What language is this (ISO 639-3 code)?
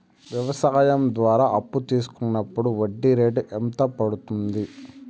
tel